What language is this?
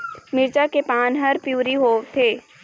Chhattisgarhi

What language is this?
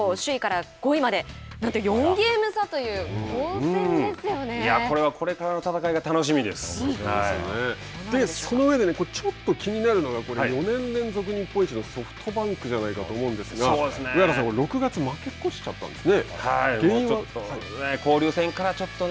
Japanese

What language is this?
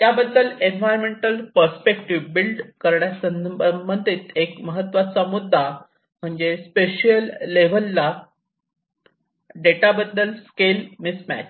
Marathi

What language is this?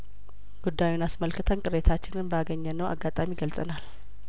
Amharic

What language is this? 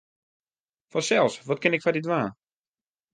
Western Frisian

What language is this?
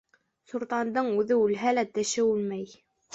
Bashkir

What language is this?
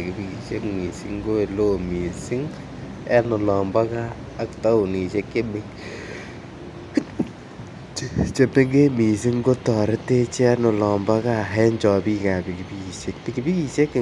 Kalenjin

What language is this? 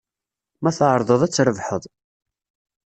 Kabyle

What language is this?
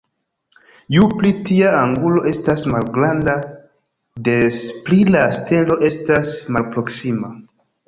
Esperanto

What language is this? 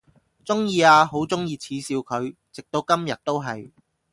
Cantonese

